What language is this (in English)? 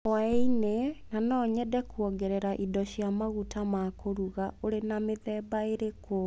Kikuyu